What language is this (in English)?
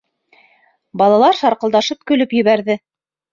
Bashkir